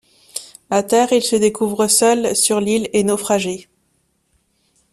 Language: French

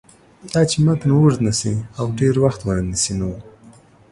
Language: Pashto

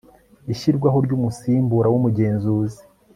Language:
Kinyarwanda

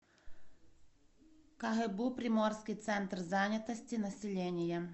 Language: Russian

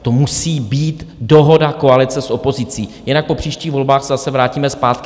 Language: Czech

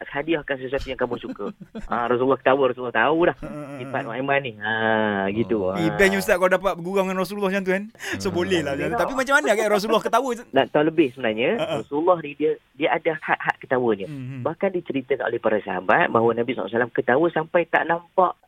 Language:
Malay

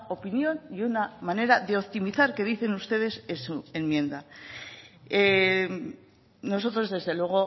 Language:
Spanish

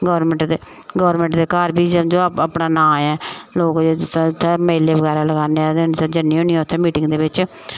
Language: Dogri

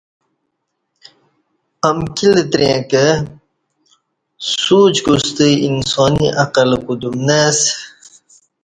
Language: Kati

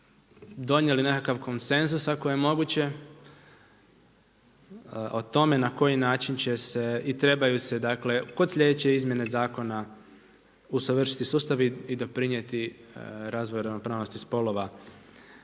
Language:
Croatian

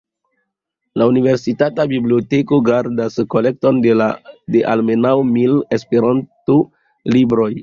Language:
Esperanto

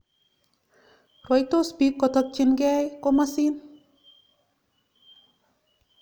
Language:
Kalenjin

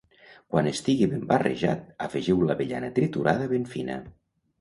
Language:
Catalan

